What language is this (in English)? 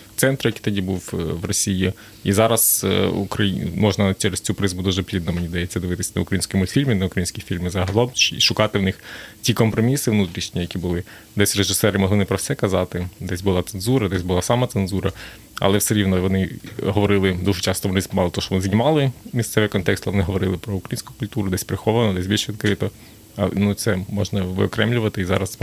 Ukrainian